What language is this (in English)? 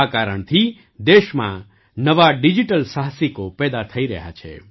Gujarati